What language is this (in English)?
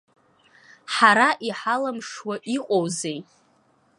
Abkhazian